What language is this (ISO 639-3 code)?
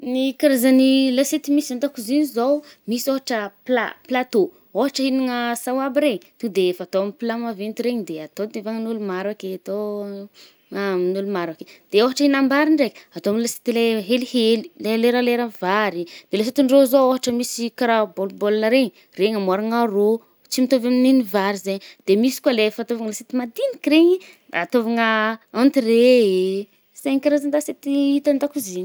bmm